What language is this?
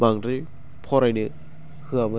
Bodo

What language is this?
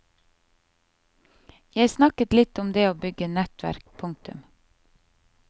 Norwegian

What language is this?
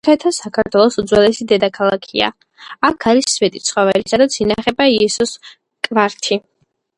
Georgian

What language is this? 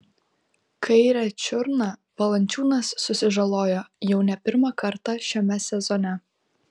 Lithuanian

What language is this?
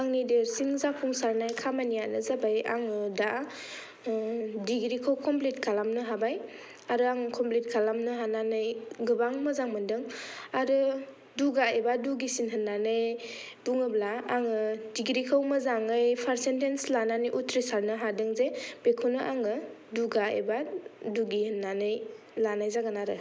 Bodo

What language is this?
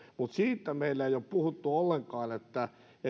Finnish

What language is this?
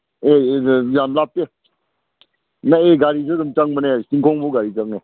Manipuri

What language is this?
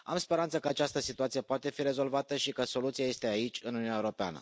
Romanian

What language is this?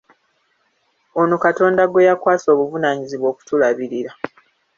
Ganda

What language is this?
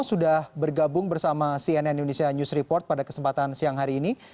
Indonesian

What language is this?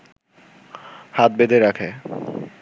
Bangla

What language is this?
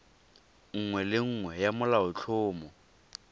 Tswana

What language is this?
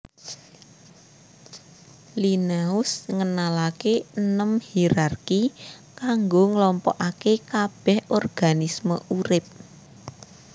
Javanese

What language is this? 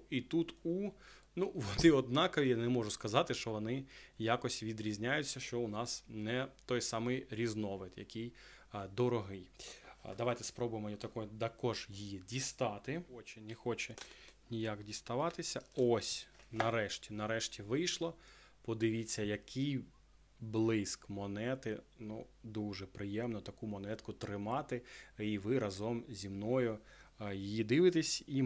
Ukrainian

